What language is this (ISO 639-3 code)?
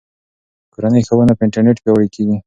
pus